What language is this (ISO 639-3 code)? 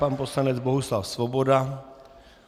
ces